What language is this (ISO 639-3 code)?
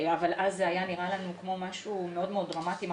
heb